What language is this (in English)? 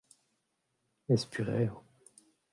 Breton